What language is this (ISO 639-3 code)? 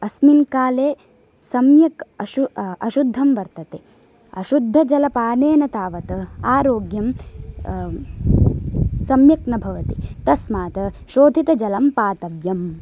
san